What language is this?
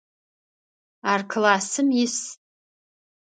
Adyghe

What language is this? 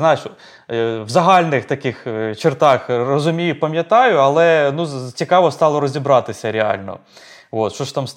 Ukrainian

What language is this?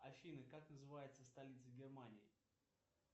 Russian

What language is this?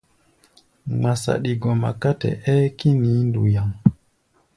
Gbaya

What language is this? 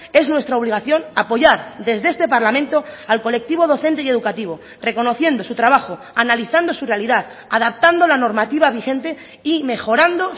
Spanish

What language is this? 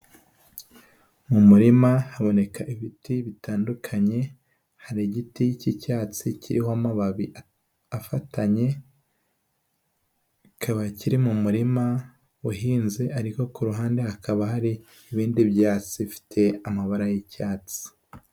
Kinyarwanda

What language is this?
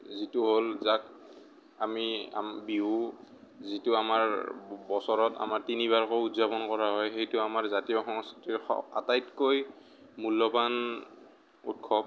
Assamese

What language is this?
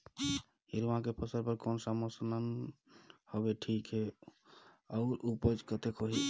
Chhattisgarhi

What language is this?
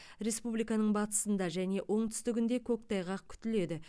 Kazakh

